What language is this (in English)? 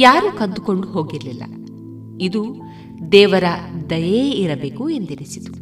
Kannada